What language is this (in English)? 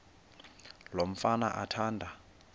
Xhosa